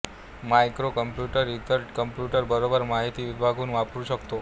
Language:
Marathi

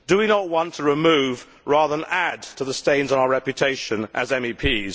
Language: English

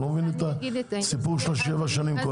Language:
Hebrew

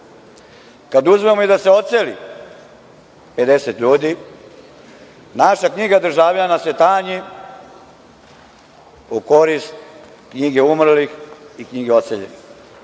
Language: Serbian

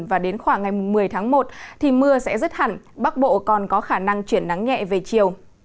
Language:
Vietnamese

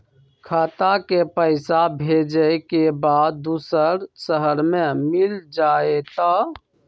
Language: Magahi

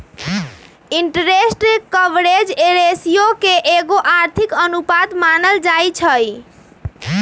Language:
Magahi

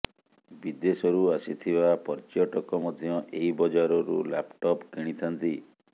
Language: Odia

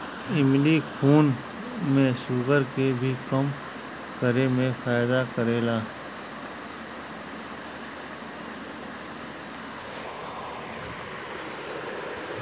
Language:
Bhojpuri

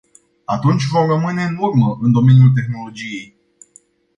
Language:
Romanian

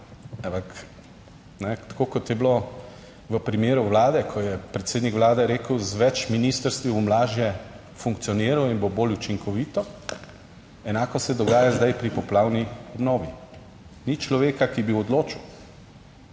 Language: Slovenian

